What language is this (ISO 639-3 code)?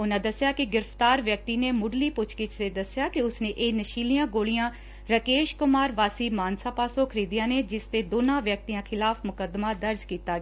pan